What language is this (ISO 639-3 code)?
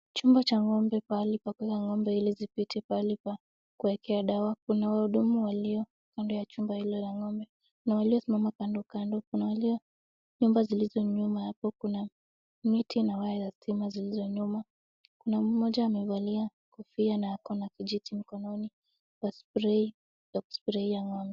swa